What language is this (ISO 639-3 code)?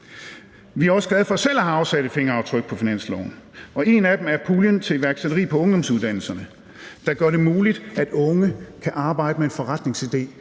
dan